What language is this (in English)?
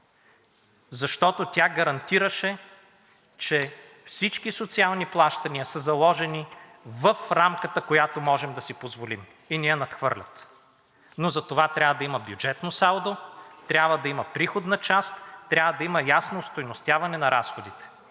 Bulgarian